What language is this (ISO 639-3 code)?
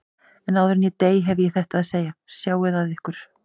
isl